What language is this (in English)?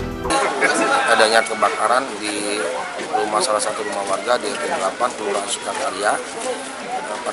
Indonesian